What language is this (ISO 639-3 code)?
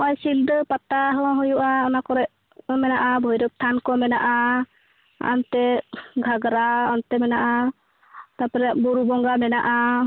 sat